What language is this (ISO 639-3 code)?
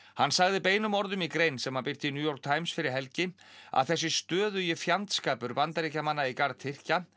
isl